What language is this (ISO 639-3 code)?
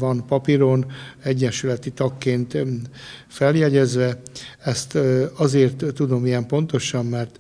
hun